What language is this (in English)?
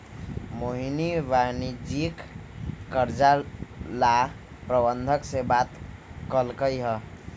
Magahi